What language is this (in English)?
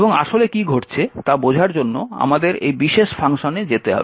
Bangla